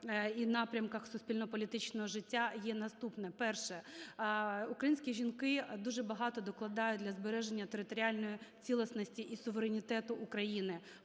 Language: Ukrainian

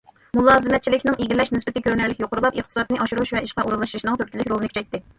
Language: Uyghur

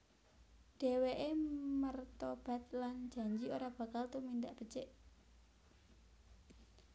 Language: Javanese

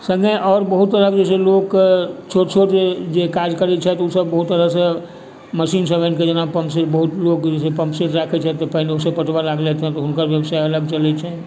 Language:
Maithili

